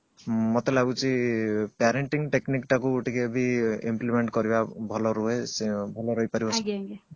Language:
Odia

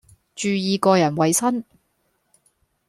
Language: Cantonese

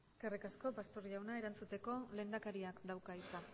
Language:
Basque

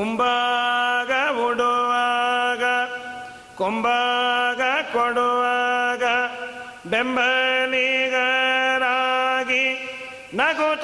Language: Kannada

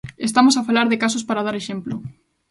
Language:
Galician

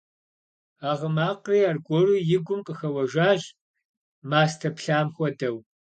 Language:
Kabardian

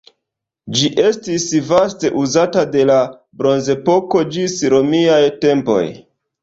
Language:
Esperanto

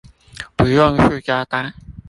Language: Chinese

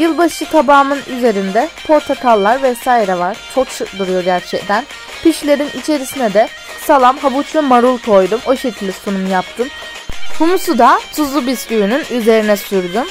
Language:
Turkish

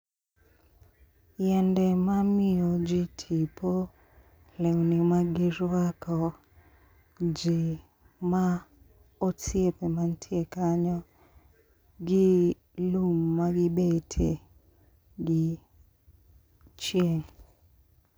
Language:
Luo (Kenya and Tanzania)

